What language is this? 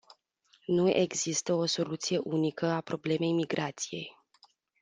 Romanian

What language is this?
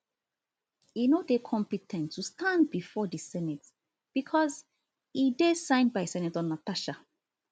Nigerian Pidgin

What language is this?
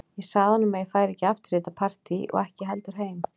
Icelandic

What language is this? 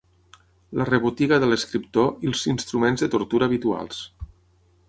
Catalan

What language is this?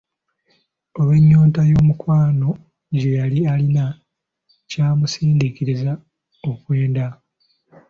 Ganda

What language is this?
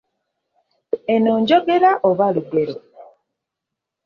Ganda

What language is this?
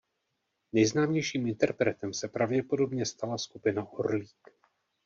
Czech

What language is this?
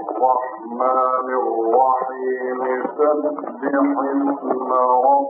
Arabic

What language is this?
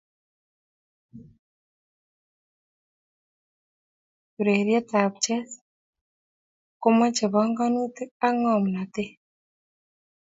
Kalenjin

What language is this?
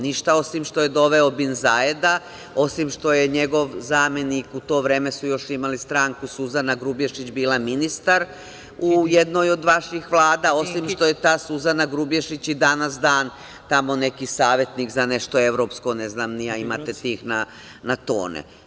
Serbian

